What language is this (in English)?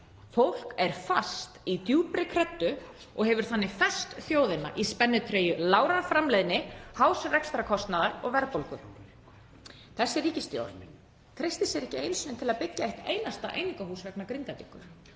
Icelandic